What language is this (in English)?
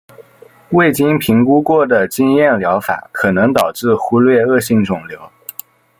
Chinese